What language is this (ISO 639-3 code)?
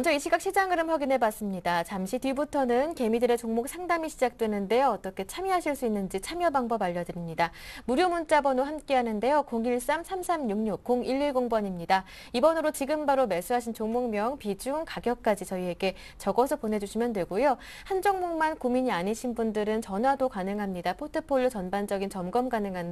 kor